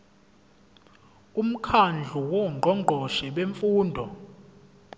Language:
Zulu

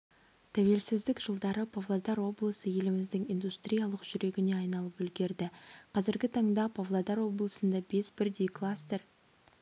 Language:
Kazakh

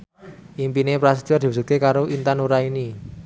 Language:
Javanese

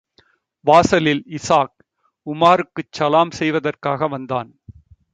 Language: Tamil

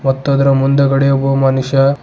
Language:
Kannada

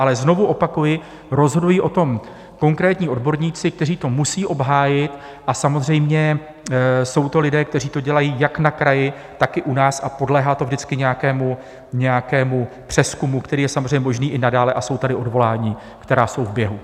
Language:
Czech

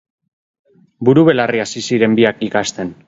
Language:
Basque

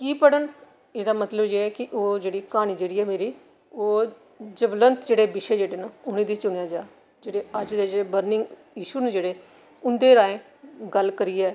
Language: Dogri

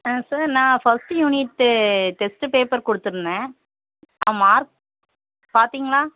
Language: Tamil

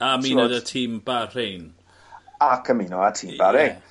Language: Welsh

